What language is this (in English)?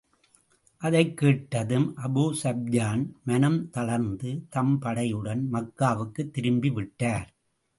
Tamil